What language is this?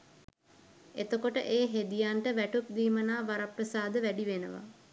Sinhala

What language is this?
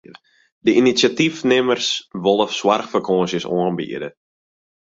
Western Frisian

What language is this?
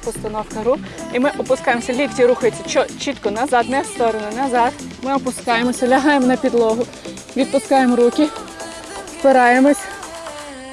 Ukrainian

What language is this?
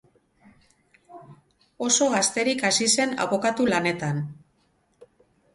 Basque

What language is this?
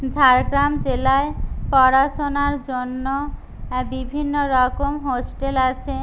Bangla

